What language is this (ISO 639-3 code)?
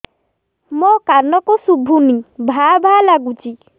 ori